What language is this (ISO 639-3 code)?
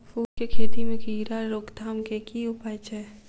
mai